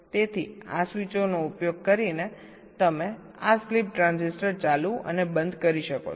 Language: Gujarati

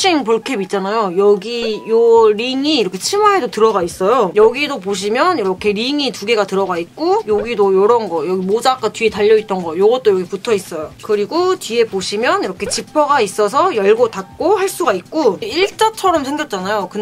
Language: Korean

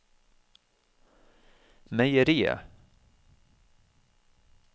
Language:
Norwegian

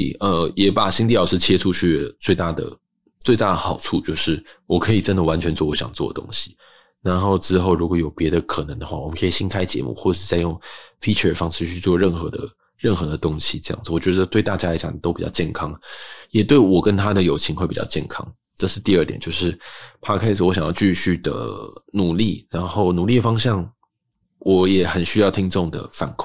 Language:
Chinese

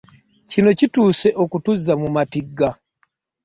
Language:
Ganda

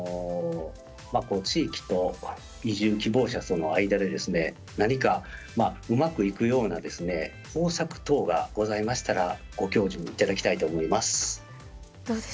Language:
Japanese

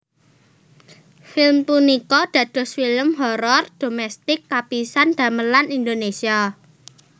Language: Javanese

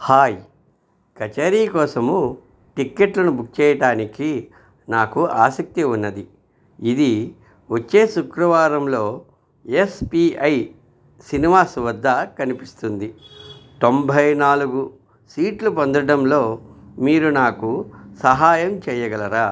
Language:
Telugu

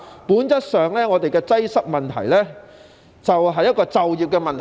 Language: Cantonese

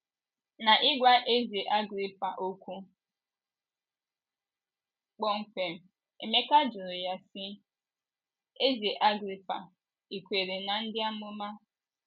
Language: Igbo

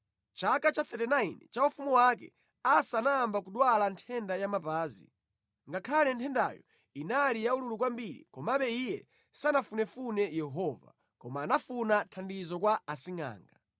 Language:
Nyanja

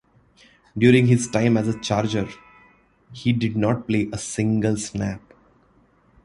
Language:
English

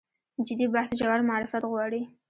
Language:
Pashto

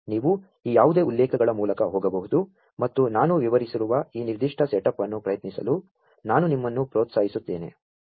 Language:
Kannada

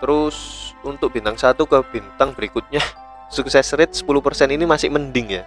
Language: Indonesian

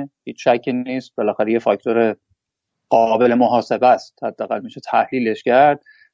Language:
Persian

